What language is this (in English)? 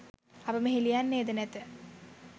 Sinhala